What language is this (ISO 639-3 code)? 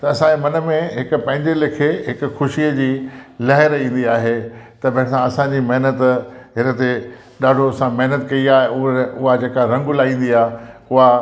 snd